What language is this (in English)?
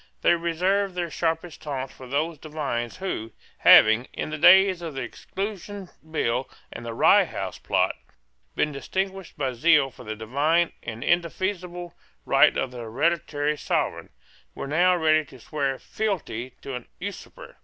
English